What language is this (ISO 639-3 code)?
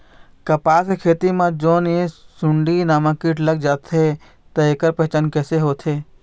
hne